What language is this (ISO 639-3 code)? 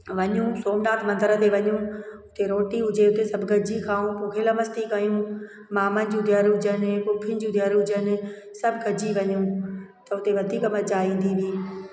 snd